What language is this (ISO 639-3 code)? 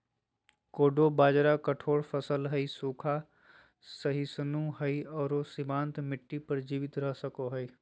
mag